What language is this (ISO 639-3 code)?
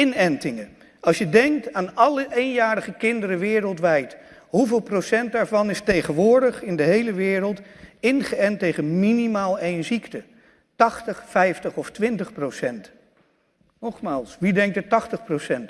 nld